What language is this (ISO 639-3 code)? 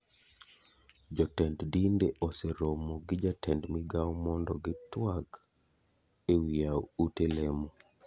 luo